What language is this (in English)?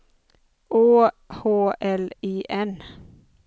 Swedish